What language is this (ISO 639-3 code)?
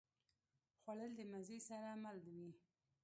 pus